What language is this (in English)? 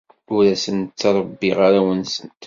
Kabyle